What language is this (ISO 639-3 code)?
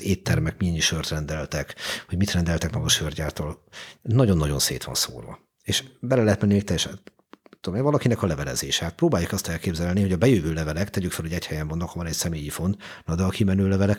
hun